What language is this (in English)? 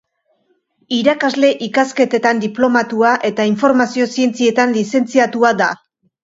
Basque